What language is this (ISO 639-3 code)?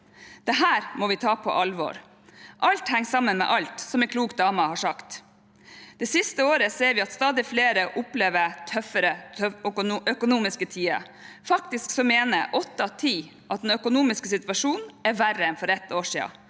nor